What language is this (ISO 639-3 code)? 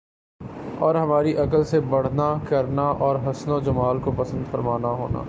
urd